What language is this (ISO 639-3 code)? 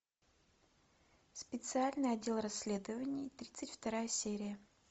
rus